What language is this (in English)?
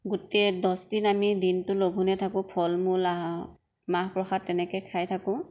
Assamese